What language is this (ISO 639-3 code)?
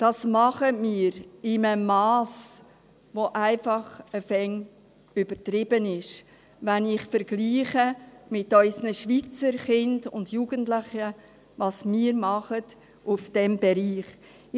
gsw